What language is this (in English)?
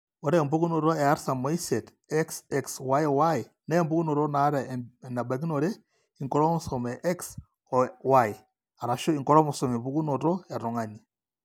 Masai